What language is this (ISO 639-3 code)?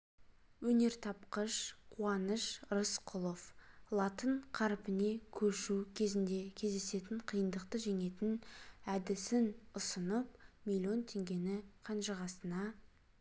kaz